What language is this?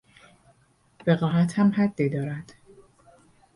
Persian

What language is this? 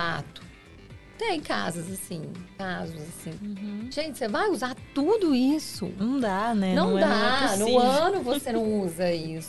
Portuguese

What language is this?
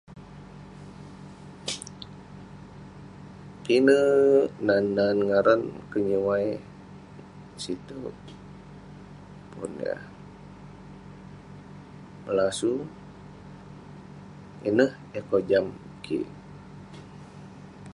Western Penan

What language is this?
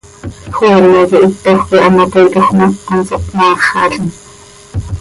Seri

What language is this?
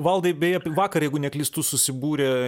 Lithuanian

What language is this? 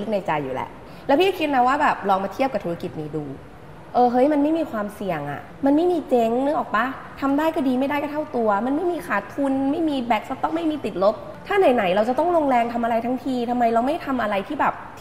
Thai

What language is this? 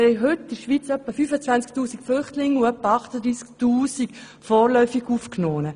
Swiss German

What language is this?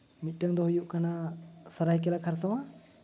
Santali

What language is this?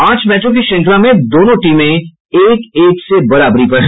Hindi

